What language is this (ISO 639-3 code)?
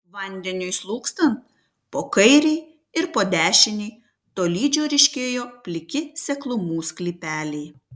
lit